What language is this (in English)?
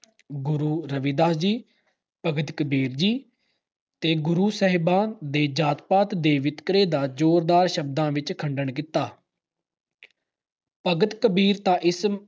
Punjabi